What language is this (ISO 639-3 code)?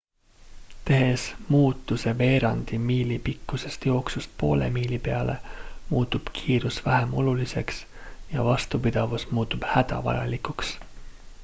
est